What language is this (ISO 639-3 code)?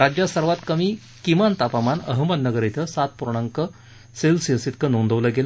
mar